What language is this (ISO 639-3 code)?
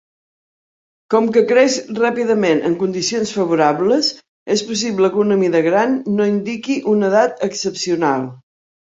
cat